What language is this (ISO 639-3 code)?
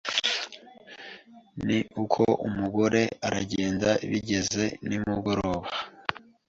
kin